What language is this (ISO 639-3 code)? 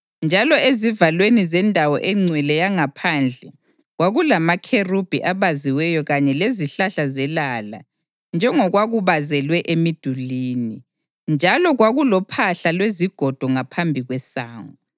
nde